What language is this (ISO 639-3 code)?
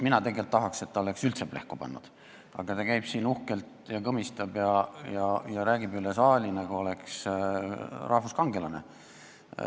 est